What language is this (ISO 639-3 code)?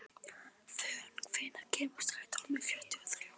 isl